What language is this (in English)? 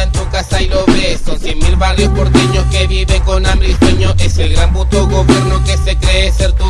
Spanish